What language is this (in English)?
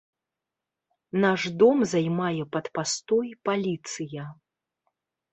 Belarusian